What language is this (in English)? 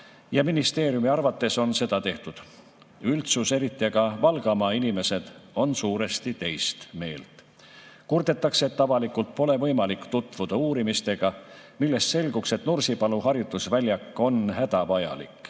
Estonian